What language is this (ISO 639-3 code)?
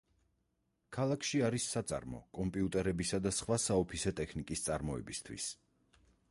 kat